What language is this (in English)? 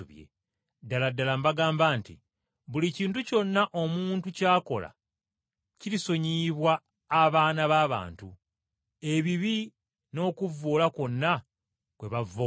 Ganda